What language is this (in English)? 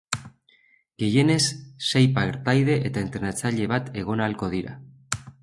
Basque